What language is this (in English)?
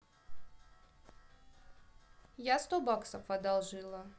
Russian